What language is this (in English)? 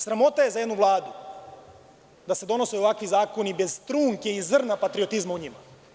Serbian